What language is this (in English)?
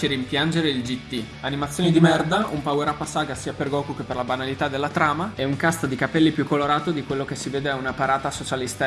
Italian